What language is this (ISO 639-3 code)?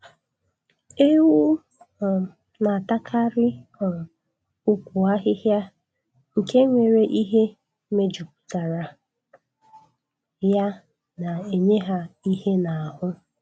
ibo